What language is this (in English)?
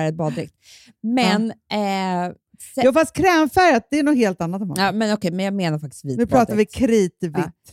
Swedish